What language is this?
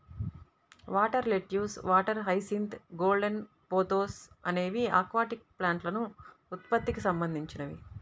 Telugu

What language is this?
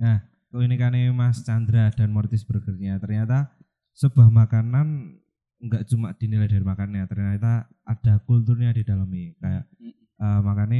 Indonesian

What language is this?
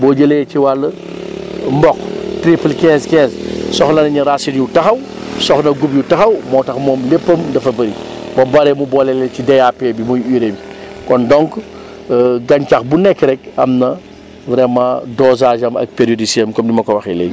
Wolof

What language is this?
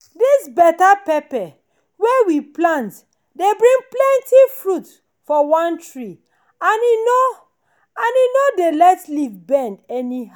Nigerian Pidgin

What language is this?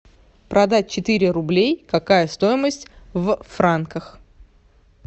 Russian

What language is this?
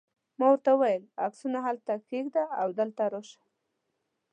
Pashto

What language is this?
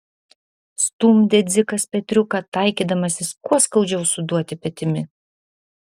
Lithuanian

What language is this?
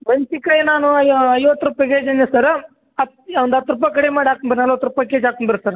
Kannada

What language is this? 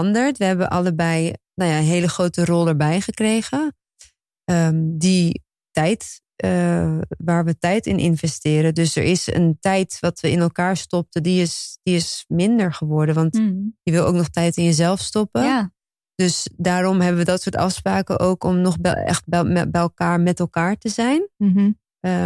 Dutch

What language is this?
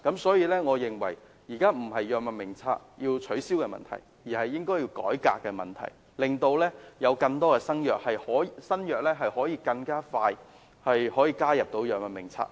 Cantonese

